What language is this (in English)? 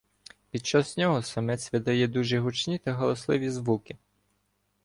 Ukrainian